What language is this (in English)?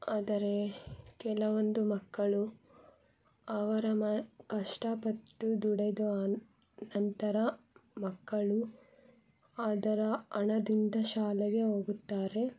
Kannada